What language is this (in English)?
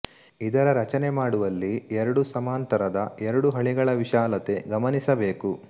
Kannada